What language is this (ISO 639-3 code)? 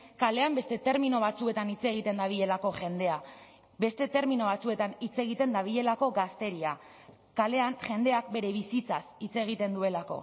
eus